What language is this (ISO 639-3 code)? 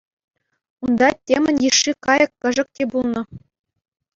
chv